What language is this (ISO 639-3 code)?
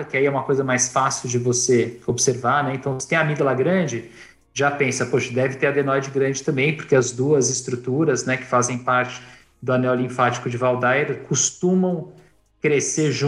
por